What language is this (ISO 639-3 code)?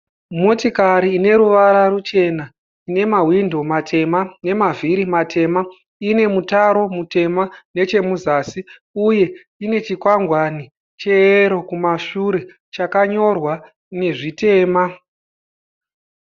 sna